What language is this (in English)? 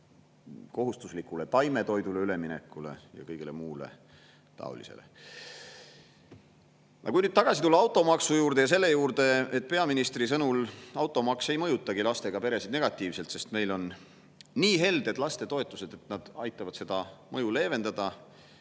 Estonian